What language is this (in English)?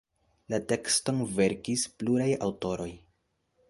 Esperanto